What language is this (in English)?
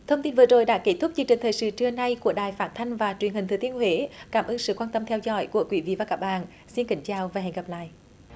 Vietnamese